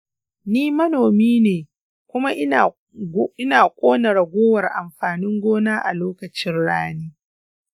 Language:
Hausa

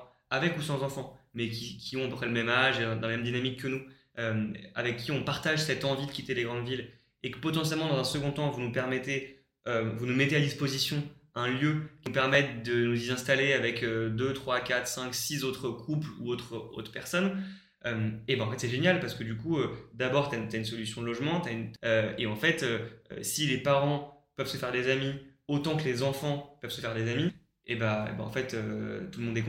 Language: French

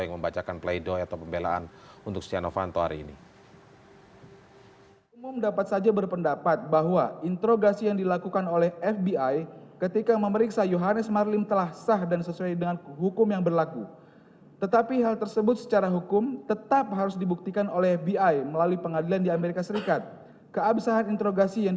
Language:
Indonesian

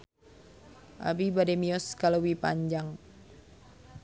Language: Sundanese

